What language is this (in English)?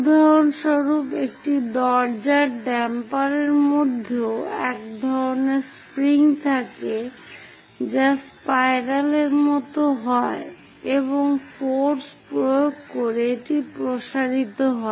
Bangla